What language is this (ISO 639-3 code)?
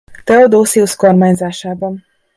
hun